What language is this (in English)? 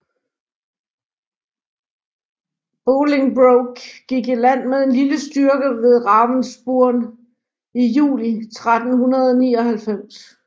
Danish